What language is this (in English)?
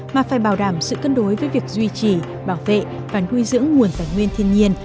Vietnamese